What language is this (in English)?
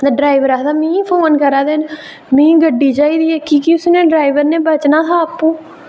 Dogri